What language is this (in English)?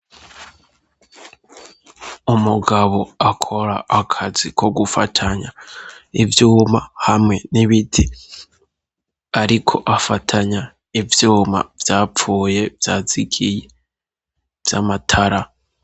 Rundi